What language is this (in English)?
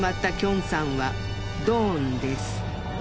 Japanese